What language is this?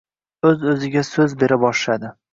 Uzbek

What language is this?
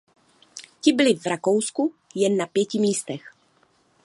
Czech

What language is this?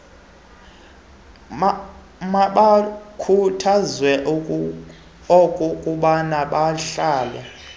Xhosa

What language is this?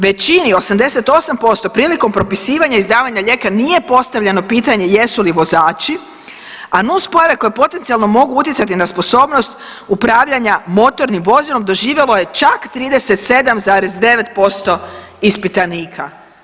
Croatian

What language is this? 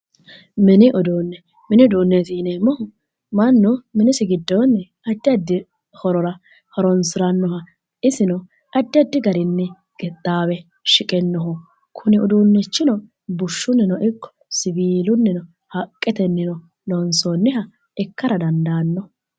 Sidamo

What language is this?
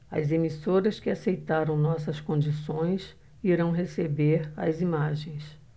Portuguese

